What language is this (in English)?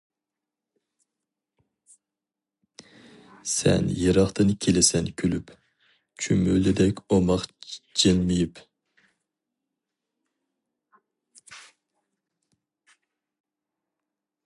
Uyghur